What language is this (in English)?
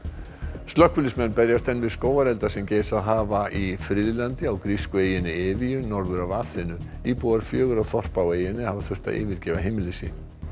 Icelandic